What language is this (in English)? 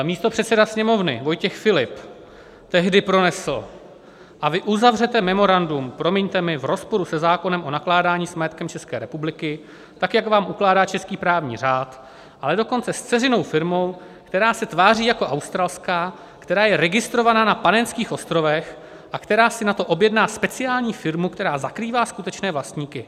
Czech